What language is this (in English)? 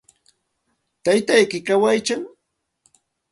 Santa Ana de Tusi Pasco Quechua